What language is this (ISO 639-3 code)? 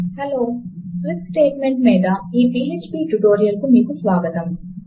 tel